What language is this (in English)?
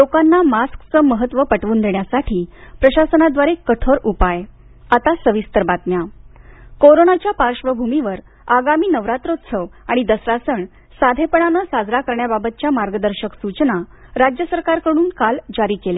Marathi